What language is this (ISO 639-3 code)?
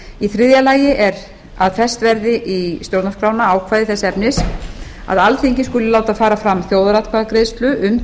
isl